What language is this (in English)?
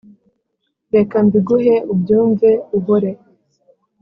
Kinyarwanda